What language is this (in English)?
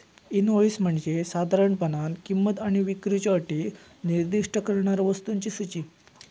Marathi